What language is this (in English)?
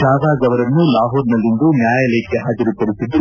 Kannada